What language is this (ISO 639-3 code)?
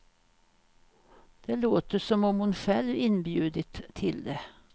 swe